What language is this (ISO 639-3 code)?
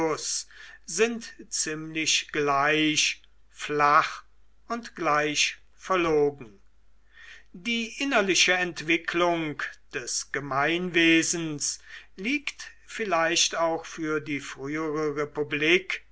deu